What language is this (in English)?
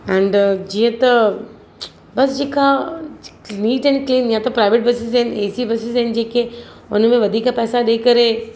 Sindhi